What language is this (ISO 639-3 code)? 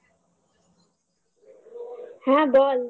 ben